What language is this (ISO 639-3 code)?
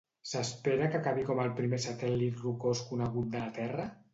cat